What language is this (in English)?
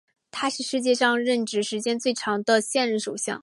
Chinese